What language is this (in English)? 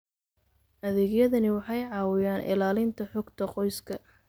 Somali